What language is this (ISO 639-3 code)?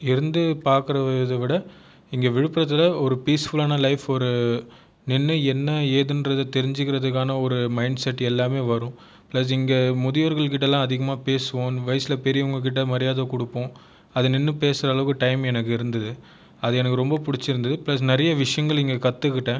tam